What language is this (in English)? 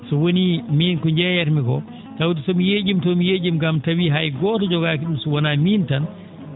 Fula